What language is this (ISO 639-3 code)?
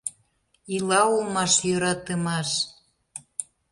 chm